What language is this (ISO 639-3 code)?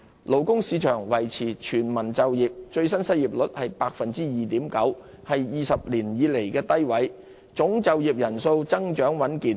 yue